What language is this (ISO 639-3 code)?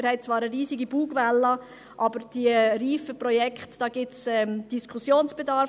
gsw